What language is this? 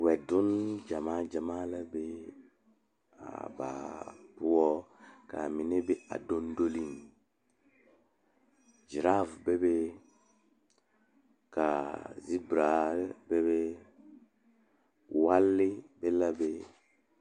Southern Dagaare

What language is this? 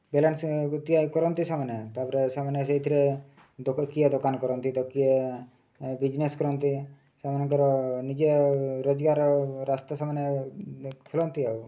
Odia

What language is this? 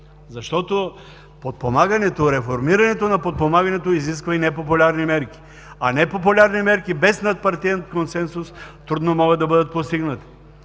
Bulgarian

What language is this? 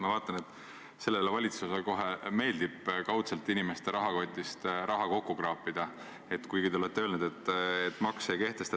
Estonian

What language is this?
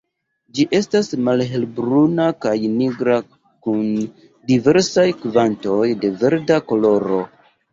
Esperanto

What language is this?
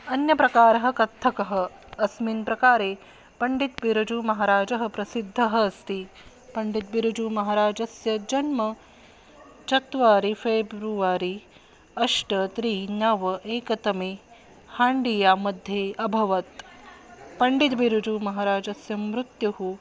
Sanskrit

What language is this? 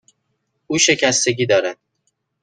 Persian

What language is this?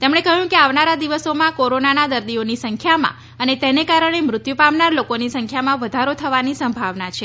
Gujarati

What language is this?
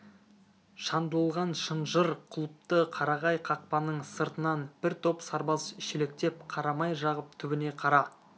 Kazakh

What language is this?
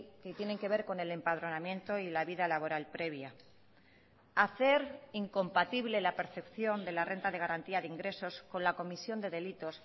Spanish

